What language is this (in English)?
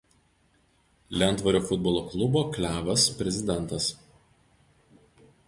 Lithuanian